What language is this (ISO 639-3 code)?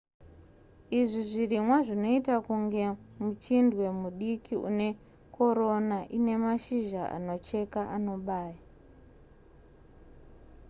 sna